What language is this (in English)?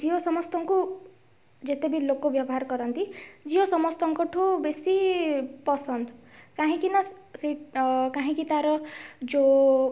Odia